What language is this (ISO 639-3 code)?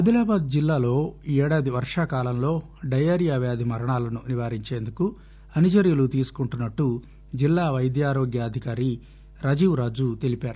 tel